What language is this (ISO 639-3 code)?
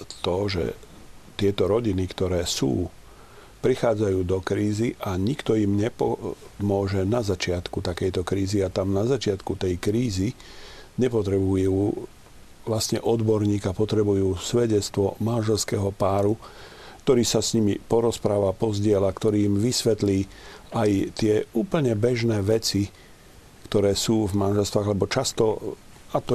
slk